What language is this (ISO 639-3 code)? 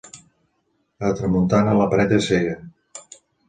cat